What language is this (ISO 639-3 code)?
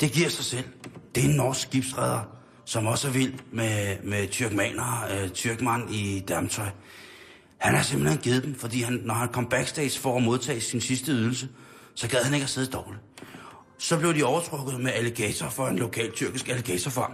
dan